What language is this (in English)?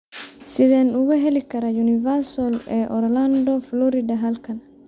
Somali